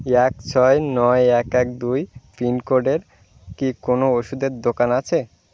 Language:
Bangla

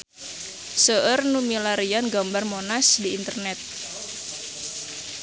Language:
Sundanese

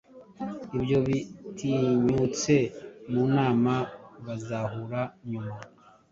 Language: Kinyarwanda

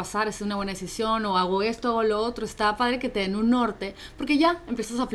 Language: Spanish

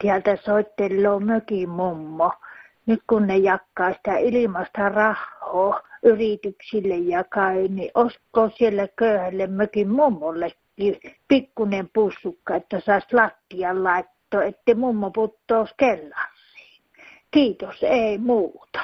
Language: Finnish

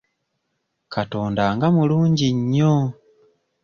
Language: Ganda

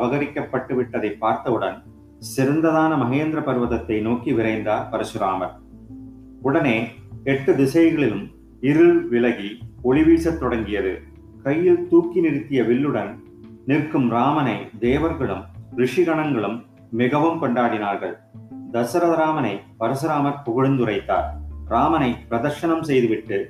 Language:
Tamil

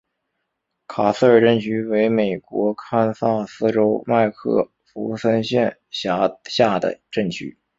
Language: Chinese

